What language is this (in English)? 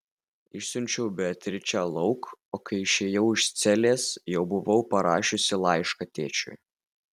Lithuanian